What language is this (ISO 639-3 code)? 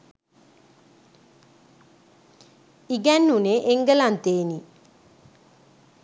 sin